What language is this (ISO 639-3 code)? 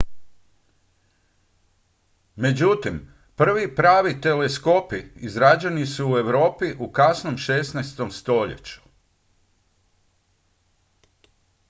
hrv